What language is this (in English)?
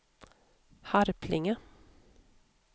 Swedish